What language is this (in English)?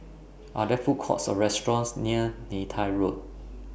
English